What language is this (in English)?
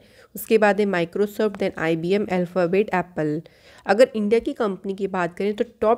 Hindi